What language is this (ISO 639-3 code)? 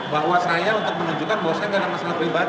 ind